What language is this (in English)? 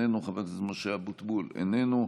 Hebrew